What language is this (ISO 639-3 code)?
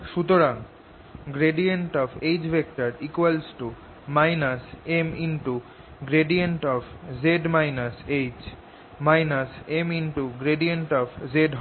ben